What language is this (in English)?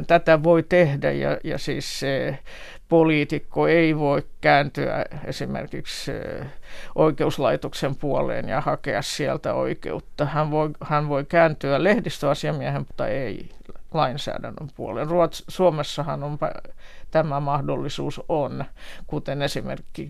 Finnish